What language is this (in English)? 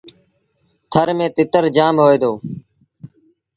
Sindhi Bhil